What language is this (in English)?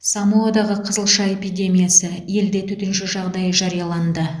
Kazakh